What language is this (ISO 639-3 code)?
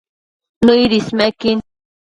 mcf